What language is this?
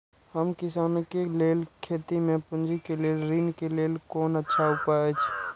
Maithili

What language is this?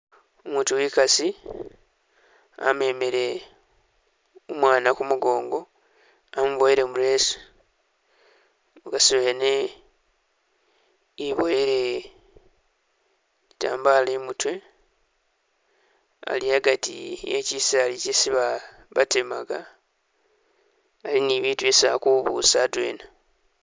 Masaaba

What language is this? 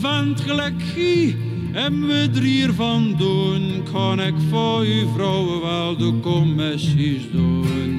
Dutch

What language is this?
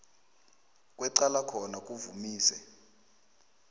South Ndebele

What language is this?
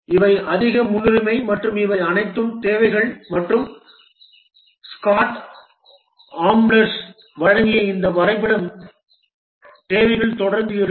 Tamil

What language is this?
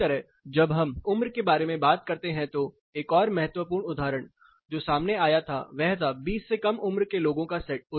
Hindi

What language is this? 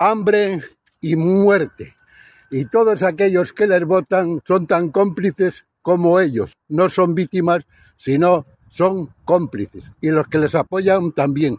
Spanish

